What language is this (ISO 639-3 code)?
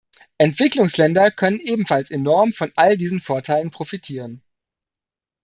deu